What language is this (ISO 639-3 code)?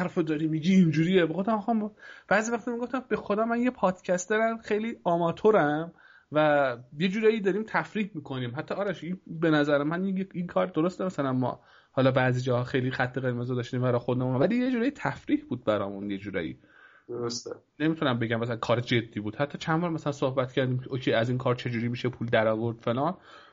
fas